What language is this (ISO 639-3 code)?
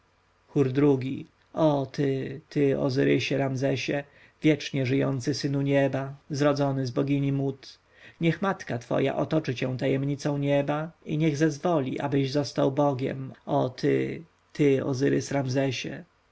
pol